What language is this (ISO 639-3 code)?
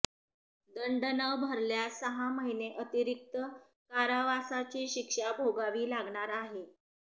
mar